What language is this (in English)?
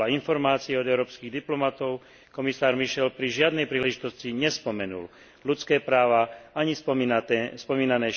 Slovak